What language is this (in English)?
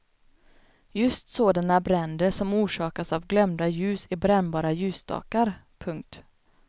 Swedish